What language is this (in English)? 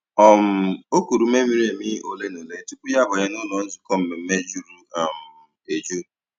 Igbo